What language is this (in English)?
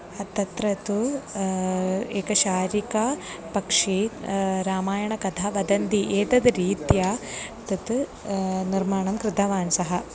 Sanskrit